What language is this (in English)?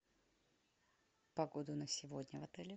Russian